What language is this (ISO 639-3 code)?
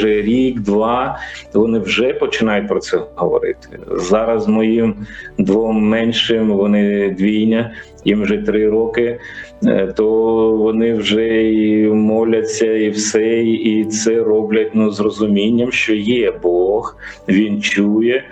ukr